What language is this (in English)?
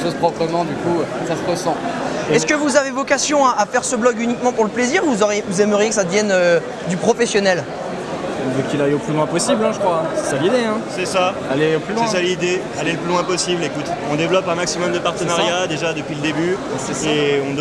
French